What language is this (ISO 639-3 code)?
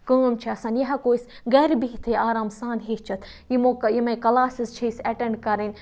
kas